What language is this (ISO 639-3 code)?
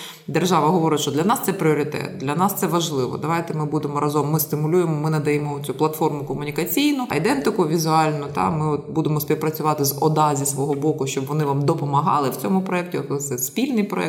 ukr